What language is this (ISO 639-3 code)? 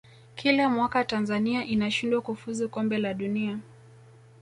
swa